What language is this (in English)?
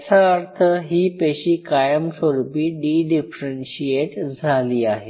Marathi